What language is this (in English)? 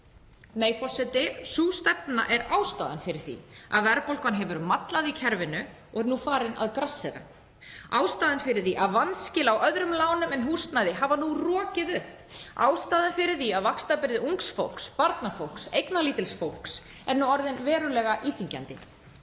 Icelandic